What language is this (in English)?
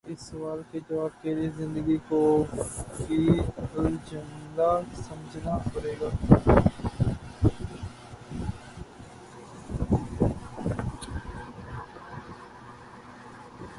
Urdu